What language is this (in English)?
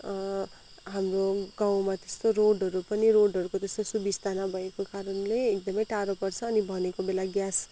Nepali